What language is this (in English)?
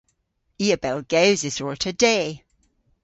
Cornish